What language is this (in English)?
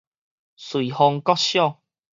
Min Nan Chinese